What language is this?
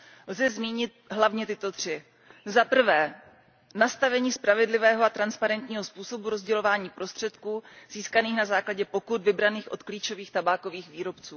Czech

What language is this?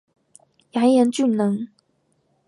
Chinese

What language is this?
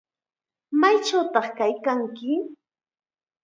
Chiquián Ancash Quechua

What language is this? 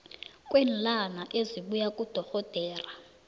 South Ndebele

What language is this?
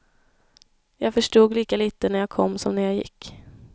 Swedish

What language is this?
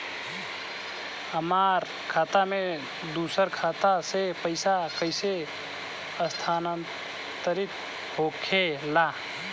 Bhojpuri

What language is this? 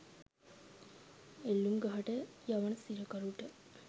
Sinhala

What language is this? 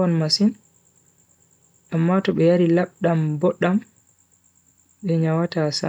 Bagirmi Fulfulde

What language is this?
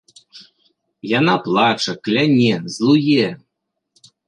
Belarusian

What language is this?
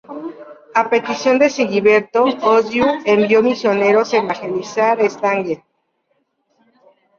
Spanish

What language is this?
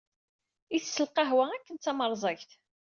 Kabyle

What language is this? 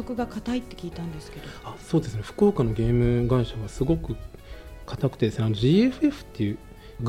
Japanese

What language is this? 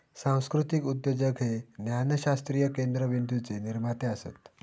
Marathi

